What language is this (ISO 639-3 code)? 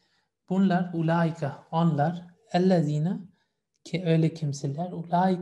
tur